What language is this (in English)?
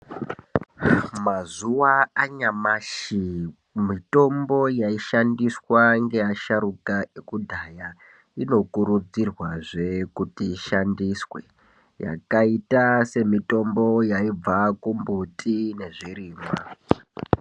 Ndau